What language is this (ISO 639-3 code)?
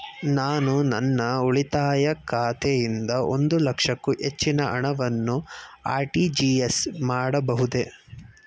kan